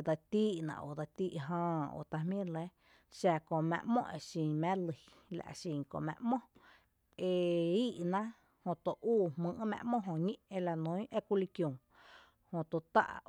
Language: Tepinapa Chinantec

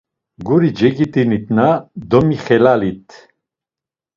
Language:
Laz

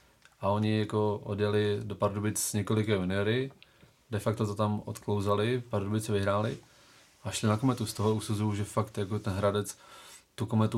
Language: Czech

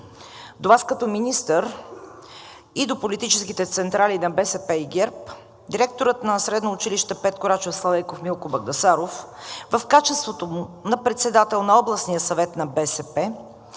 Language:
Bulgarian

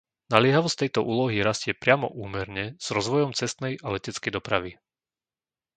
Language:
Slovak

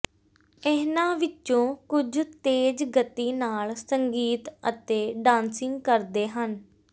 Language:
Punjabi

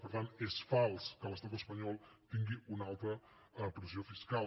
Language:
Catalan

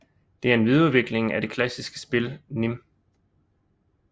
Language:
Danish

